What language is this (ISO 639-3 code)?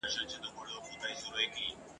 pus